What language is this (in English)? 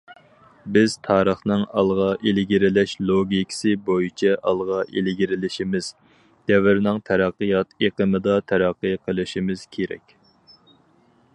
Uyghur